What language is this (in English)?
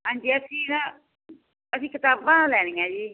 Punjabi